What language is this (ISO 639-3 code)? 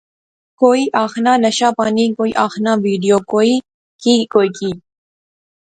phr